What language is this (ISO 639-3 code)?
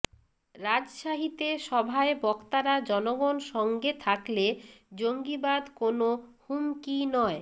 ben